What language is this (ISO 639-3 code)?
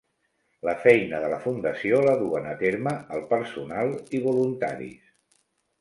cat